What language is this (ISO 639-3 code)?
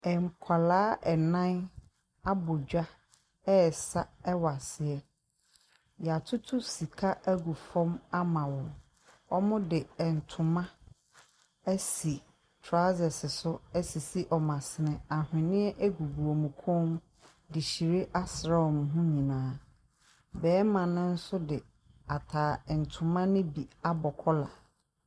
aka